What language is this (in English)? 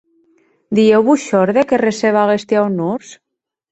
Occitan